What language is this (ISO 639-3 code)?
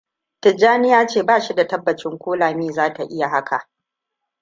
hau